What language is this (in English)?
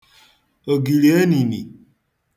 Igbo